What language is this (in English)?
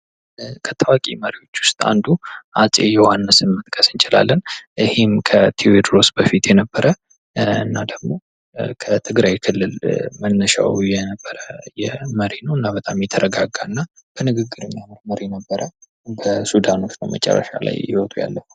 Amharic